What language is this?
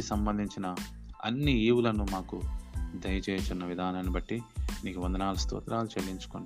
Telugu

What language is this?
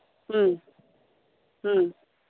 Santali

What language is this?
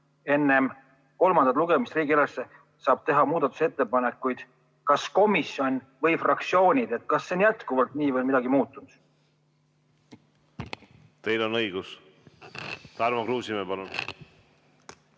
Estonian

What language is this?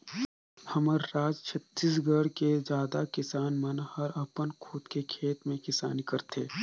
Chhattisgarhi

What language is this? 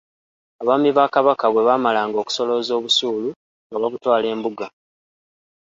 Ganda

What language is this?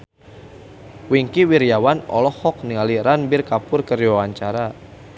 Sundanese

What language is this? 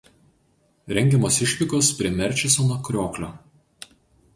Lithuanian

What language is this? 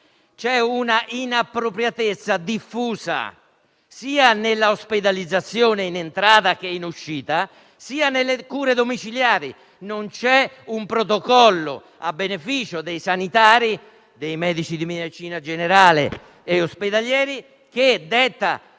Italian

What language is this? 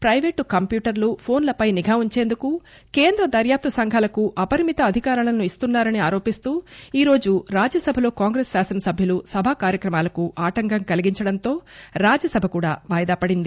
Telugu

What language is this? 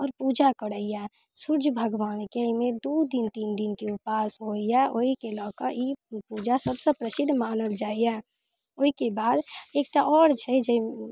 Maithili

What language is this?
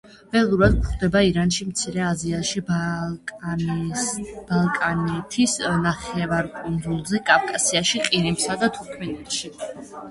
Georgian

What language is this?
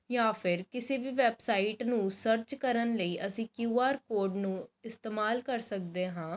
Punjabi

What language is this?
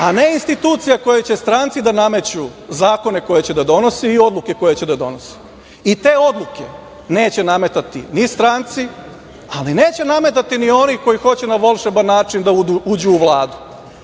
Serbian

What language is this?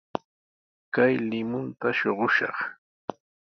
Sihuas Ancash Quechua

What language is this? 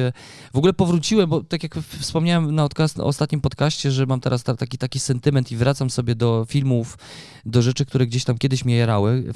Polish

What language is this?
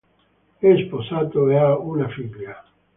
Italian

